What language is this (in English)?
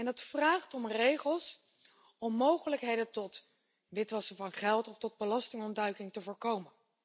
Dutch